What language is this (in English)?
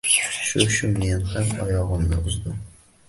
Uzbek